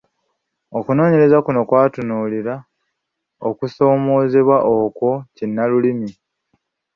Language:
Ganda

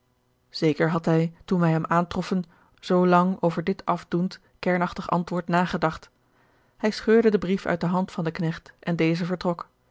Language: Dutch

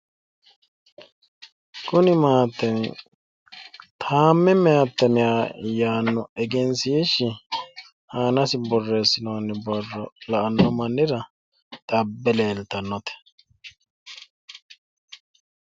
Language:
Sidamo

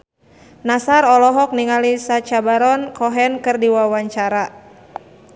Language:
Sundanese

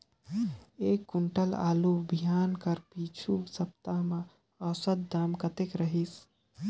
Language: Chhattisgarhi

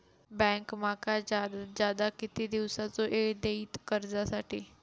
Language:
Marathi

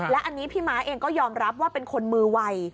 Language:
Thai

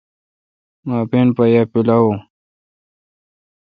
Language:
Kalkoti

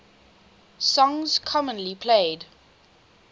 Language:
English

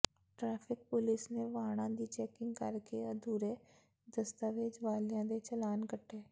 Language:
Punjabi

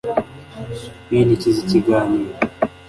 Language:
Kinyarwanda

